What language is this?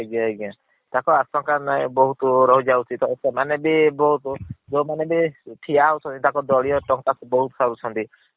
Odia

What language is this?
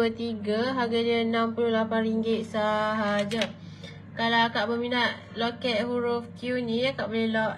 Malay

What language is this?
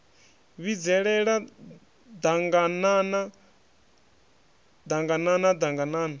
Venda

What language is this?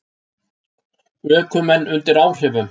Icelandic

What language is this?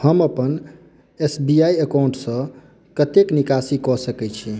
Maithili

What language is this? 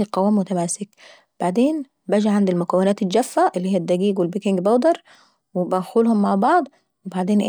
Saidi Arabic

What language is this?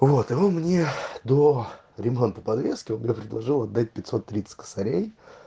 Russian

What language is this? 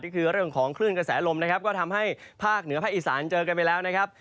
Thai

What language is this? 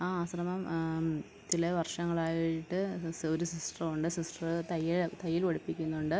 Malayalam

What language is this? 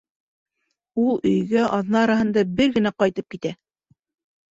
Bashkir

